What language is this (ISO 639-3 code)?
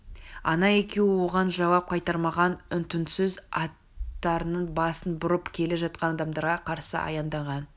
kaz